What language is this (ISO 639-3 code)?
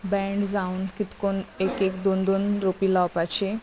kok